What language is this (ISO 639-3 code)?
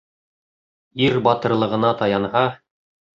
bak